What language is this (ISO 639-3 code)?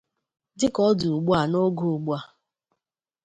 ibo